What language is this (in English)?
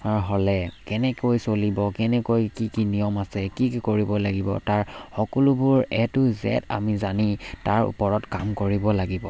Assamese